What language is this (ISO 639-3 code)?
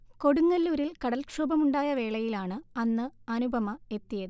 mal